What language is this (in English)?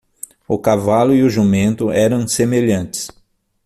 Portuguese